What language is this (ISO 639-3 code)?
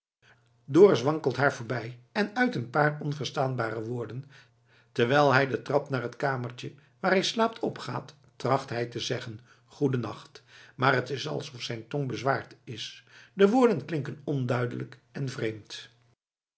nld